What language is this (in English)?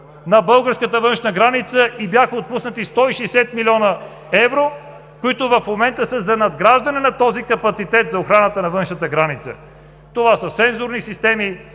Bulgarian